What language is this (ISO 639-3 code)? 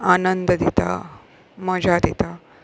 kok